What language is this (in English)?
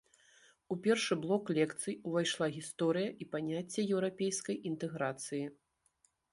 Belarusian